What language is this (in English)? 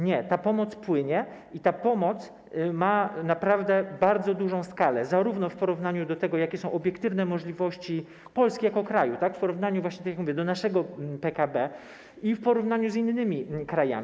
Polish